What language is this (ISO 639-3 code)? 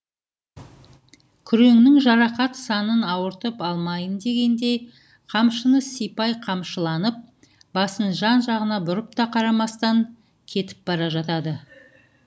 kaz